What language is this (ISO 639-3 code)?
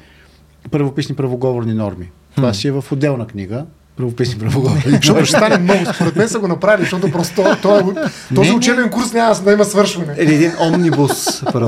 bul